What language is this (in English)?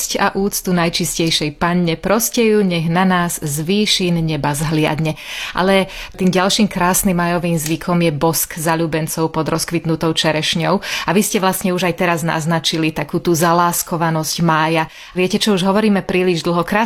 Slovak